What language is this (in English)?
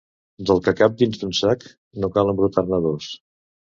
Catalan